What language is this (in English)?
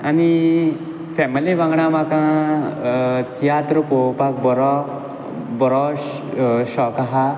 Konkani